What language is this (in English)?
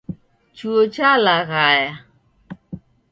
Taita